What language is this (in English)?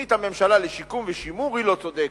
Hebrew